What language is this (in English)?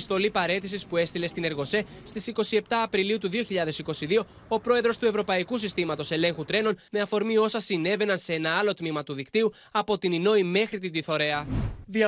Greek